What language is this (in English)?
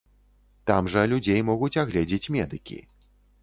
Belarusian